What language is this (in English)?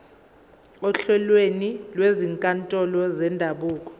Zulu